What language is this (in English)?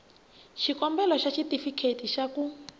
Tsonga